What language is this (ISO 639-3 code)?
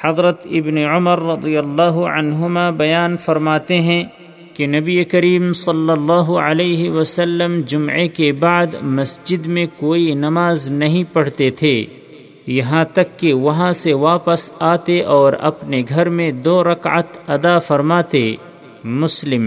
urd